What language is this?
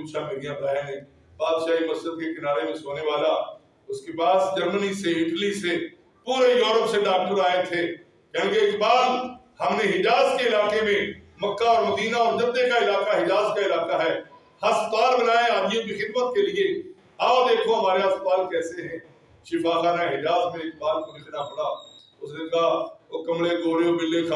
Urdu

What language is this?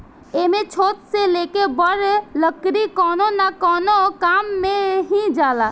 Bhojpuri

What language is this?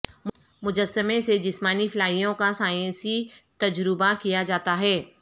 Urdu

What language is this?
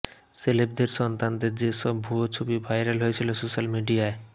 Bangla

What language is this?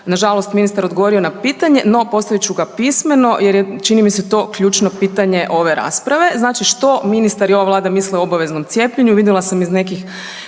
Croatian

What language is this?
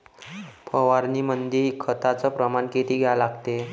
Marathi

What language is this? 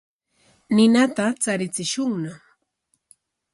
Corongo Ancash Quechua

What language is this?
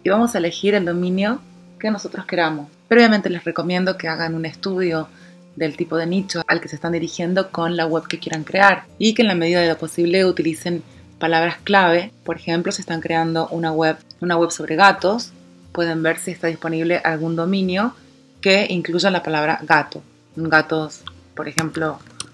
Spanish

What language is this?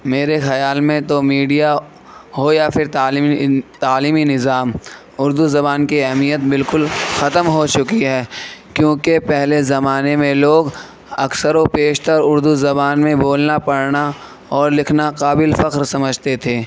Urdu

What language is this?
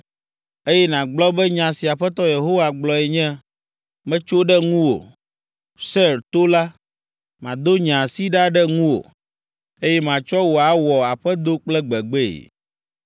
Ewe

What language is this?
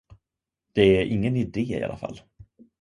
Swedish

